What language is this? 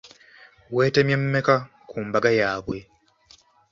Ganda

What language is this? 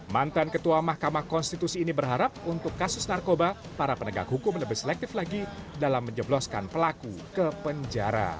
Indonesian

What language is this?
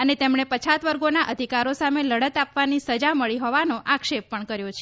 Gujarati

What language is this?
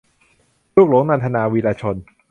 Thai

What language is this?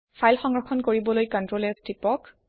Assamese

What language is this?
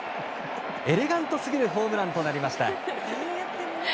Japanese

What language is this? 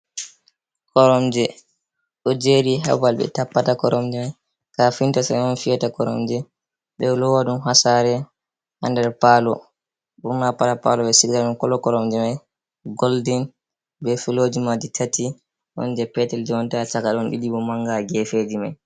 Fula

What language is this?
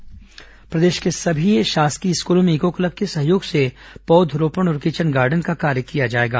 Hindi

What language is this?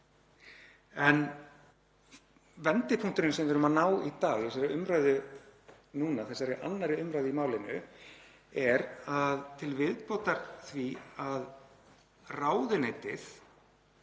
Icelandic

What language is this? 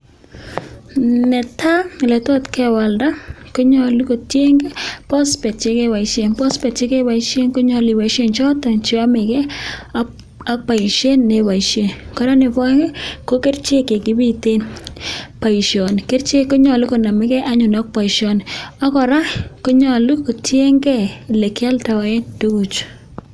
Kalenjin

